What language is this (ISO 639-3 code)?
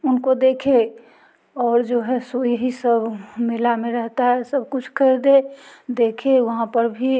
hin